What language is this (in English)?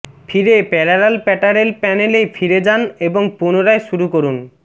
Bangla